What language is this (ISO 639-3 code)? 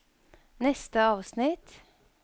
nor